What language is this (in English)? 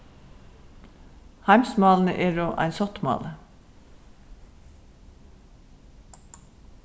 Faroese